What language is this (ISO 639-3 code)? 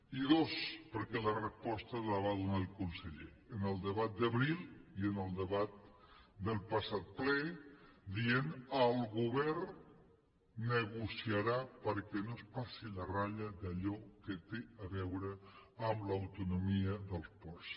cat